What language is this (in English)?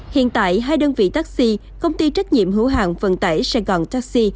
Vietnamese